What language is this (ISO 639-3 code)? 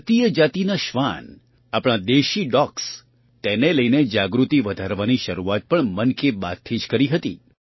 guj